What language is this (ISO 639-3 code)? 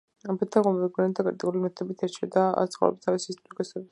kat